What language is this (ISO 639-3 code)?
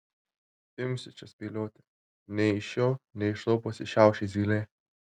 lit